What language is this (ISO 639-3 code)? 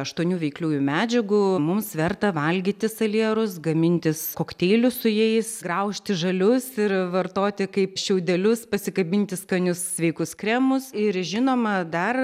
lit